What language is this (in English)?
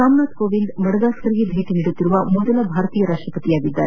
Kannada